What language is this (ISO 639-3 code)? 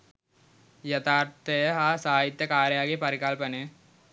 sin